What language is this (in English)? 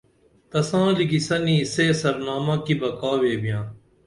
Dameli